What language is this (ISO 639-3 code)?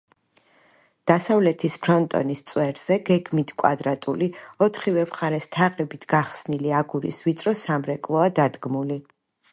kat